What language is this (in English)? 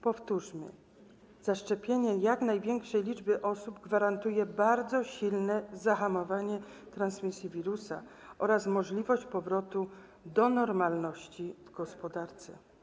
Polish